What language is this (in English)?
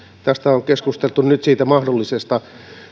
Finnish